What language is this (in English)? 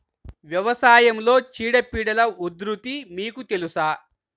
Telugu